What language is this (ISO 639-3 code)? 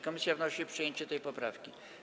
pol